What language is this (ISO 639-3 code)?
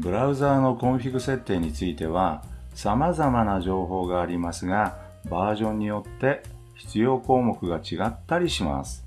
jpn